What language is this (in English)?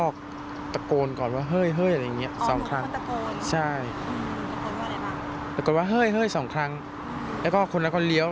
Thai